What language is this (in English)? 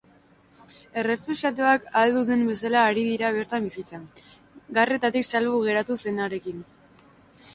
Basque